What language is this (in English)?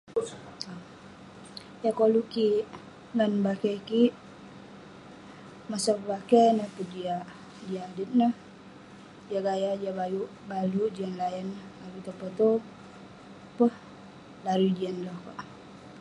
Western Penan